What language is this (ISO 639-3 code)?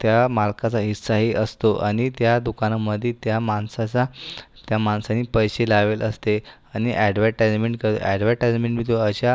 mar